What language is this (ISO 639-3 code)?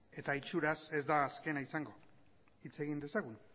eus